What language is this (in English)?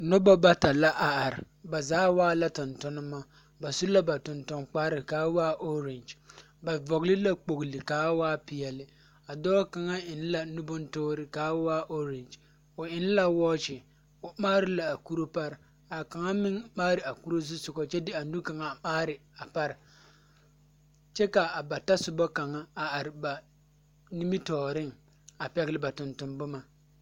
Southern Dagaare